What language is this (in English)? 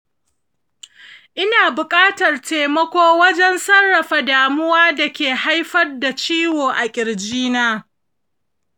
Hausa